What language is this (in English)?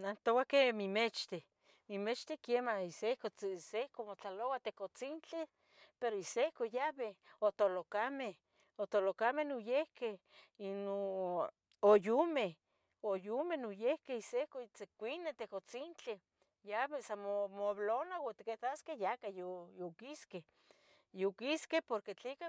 Tetelcingo Nahuatl